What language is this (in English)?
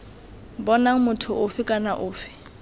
Tswana